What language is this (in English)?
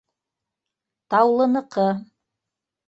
Bashkir